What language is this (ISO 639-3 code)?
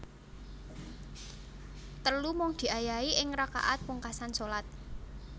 jav